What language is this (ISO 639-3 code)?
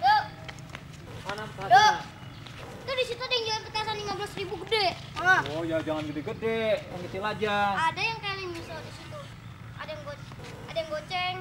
ind